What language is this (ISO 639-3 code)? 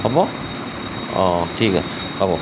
asm